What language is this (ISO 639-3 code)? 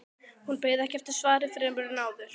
isl